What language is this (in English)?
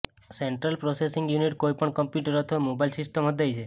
Gujarati